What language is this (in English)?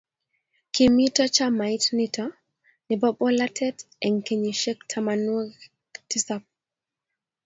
Kalenjin